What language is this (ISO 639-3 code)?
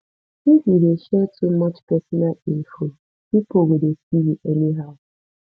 pcm